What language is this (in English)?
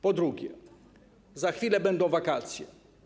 Polish